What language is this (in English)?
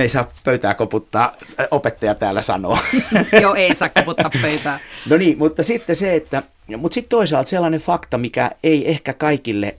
Finnish